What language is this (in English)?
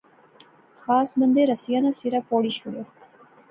Pahari-Potwari